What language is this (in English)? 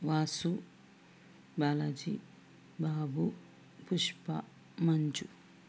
Telugu